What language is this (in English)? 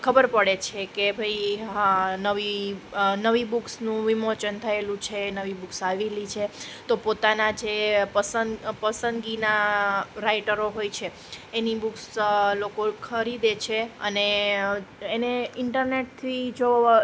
Gujarati